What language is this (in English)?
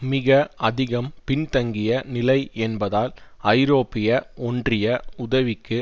Tamil